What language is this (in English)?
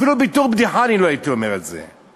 Hebrew